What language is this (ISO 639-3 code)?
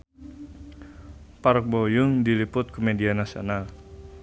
sun